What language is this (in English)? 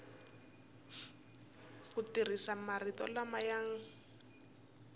Tsonga